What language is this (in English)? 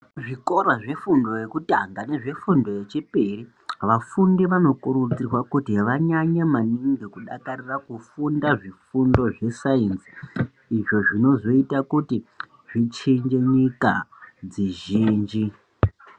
Ndau